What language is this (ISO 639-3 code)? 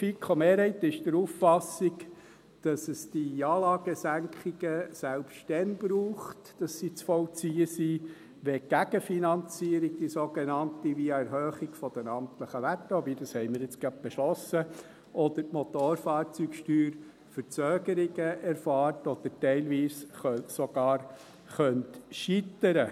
gsw